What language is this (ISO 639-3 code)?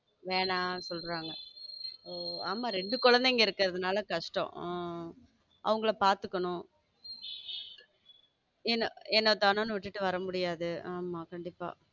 tam